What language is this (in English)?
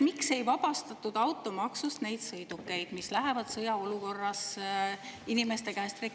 Estonian